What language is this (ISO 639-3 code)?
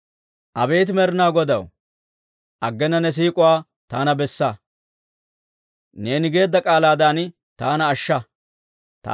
dwr